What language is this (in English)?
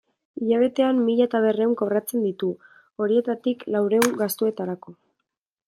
Basque